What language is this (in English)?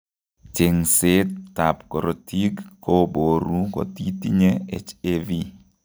Kalenjin